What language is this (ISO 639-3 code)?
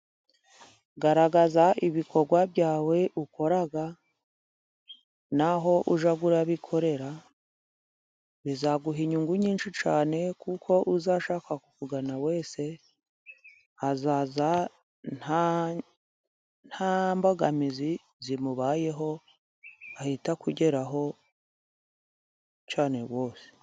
kin